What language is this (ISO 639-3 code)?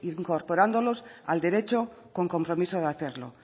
spa